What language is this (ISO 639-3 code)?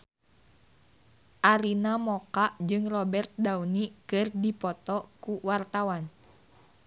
sun